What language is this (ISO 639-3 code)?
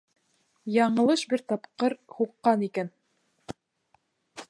bak